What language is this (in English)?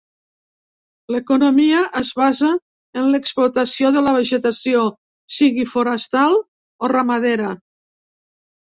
Catalan